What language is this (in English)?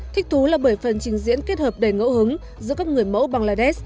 Vietnamese